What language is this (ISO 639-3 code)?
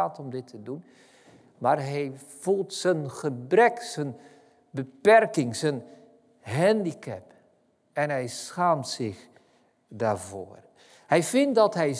nld